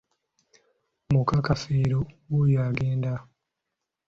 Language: Ganda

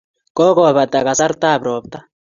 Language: Kalenjin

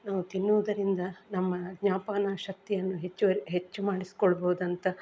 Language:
Kannada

